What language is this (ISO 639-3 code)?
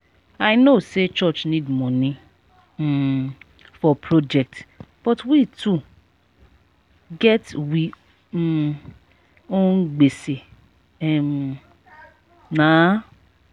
pcm